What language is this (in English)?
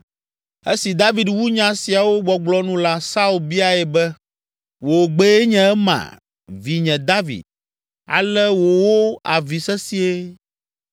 Ewe